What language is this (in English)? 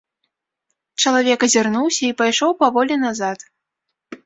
Belarusian